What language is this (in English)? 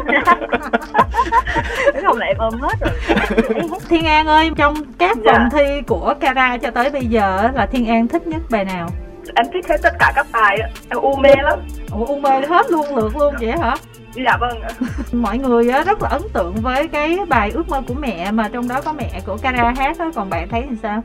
Vietnamese